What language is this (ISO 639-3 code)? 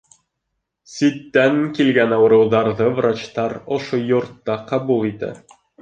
bak